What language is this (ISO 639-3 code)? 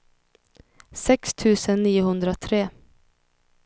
swe